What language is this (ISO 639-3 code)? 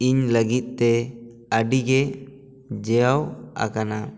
sat